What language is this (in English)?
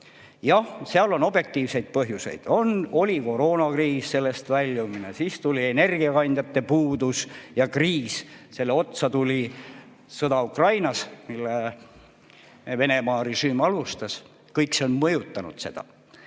Estonian